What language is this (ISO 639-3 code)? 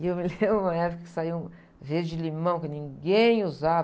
por